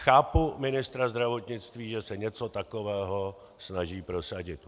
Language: Czech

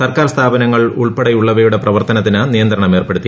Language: Malayalam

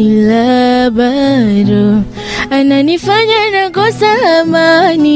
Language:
Swahili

